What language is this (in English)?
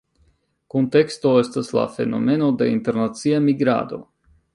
Esperanto